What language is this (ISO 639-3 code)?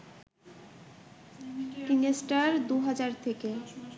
ben